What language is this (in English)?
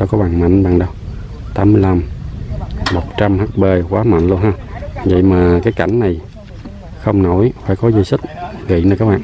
Vietnamese